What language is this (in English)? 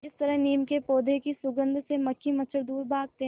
Hindi